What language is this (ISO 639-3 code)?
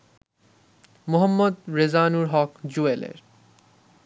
ben